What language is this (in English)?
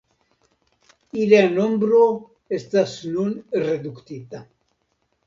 Esperanto